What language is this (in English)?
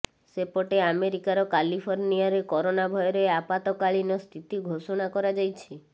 Odia